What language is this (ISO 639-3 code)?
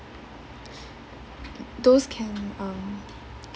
eng